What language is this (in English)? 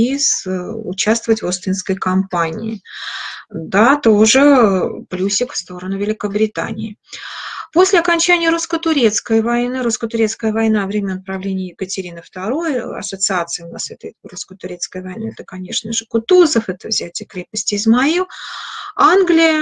Russian